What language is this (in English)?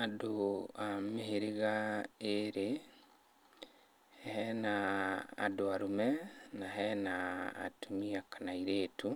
Kikuyu